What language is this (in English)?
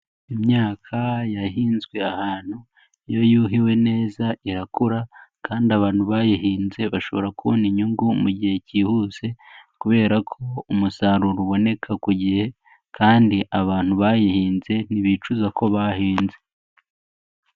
Kinyarwanda